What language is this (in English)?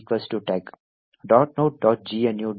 Kannada